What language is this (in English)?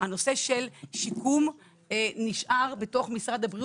Hebrew